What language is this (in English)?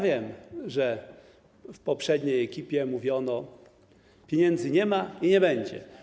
Polish